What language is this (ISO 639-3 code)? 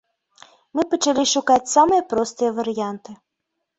bel